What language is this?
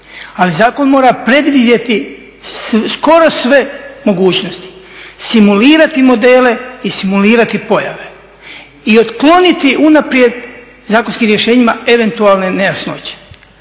Croatian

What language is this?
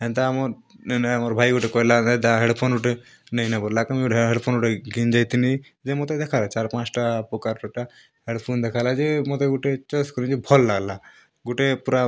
Odia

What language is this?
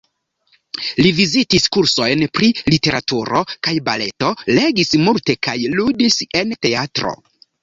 Esperanto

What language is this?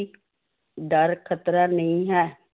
Punjabi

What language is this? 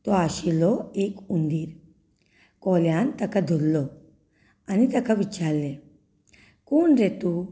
Konkani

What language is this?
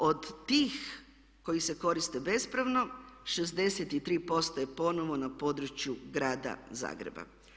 Croatian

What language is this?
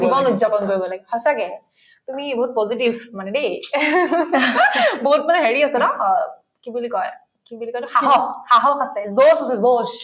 Assamese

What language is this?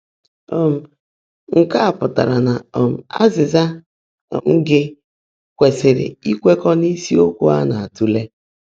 Igbo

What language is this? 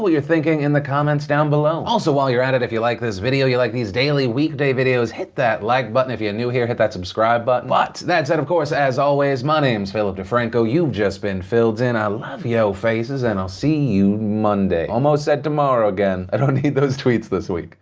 English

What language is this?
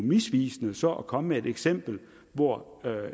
Danish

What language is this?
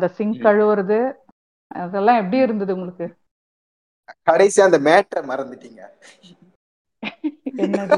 Tamil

